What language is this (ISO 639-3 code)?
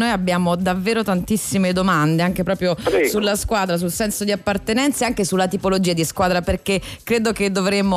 ita